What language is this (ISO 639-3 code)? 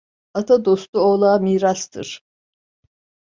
tur